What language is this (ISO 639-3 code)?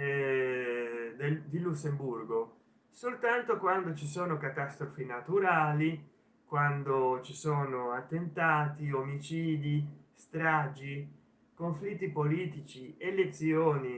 ita